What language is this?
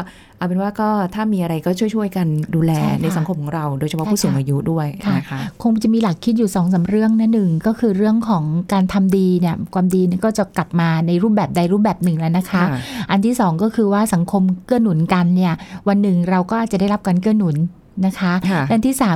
Thai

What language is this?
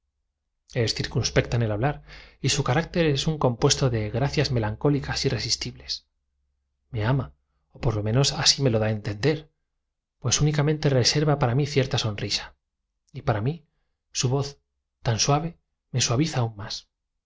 Spanish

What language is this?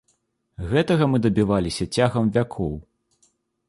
Belarusian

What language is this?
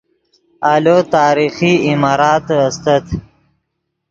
Yidgha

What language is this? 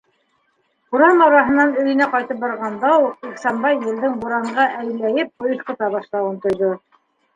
Bashkir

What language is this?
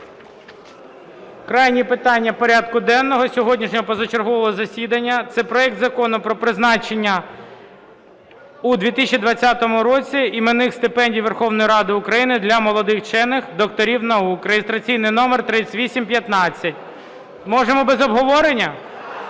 Ukrainian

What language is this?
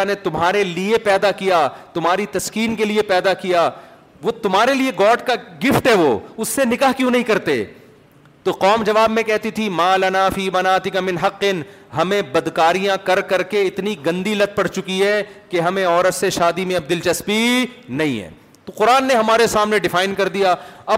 Urdu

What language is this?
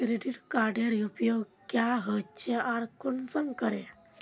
Magahi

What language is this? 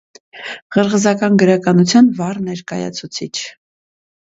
Armenian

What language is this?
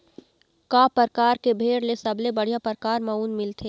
Chhattisgarhi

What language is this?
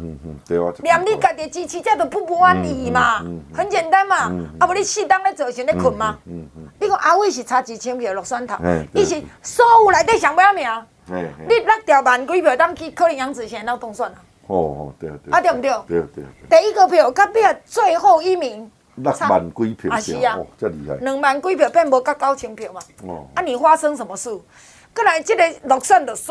Chinese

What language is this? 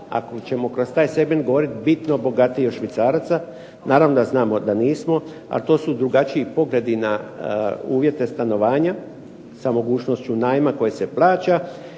Croatian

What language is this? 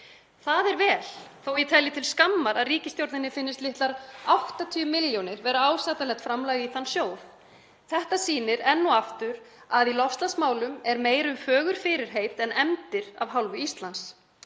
Icelandic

